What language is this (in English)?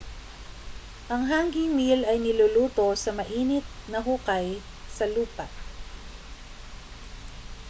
Filipino